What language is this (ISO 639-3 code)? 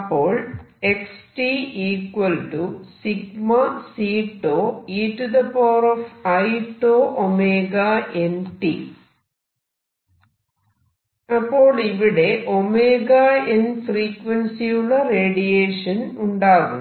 mal